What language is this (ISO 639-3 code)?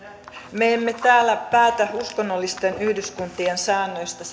fin